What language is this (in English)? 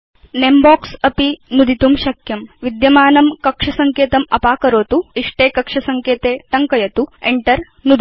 Sanskrit